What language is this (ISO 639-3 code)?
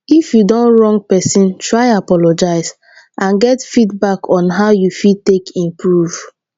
pcm